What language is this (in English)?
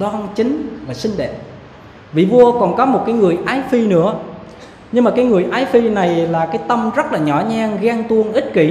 Vietnamese